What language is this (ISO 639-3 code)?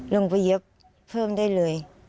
tha